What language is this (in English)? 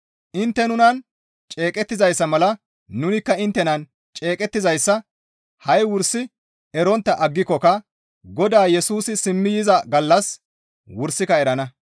Gamo